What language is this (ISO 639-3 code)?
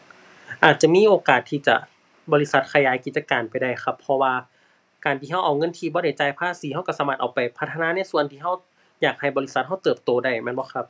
tha